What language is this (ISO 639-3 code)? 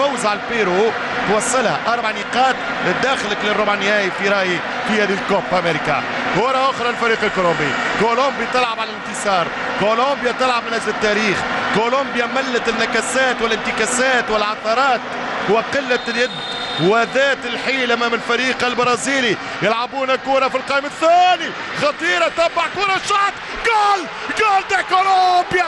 ara